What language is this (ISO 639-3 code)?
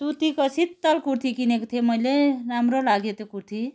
nep